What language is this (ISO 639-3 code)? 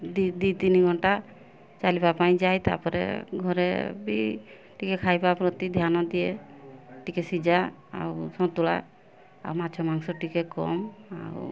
ori